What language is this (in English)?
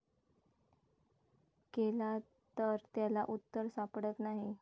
Marathi